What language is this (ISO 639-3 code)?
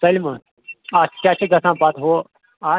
kas